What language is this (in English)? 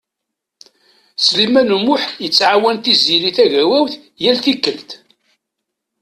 Kabyle